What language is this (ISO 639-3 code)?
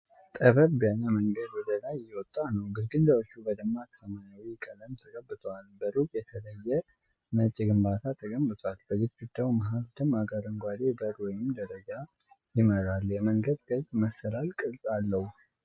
amh